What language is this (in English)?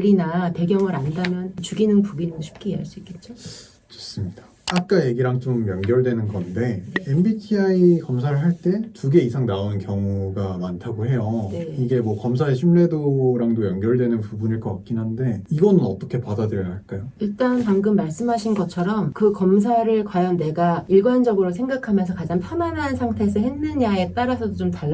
Korean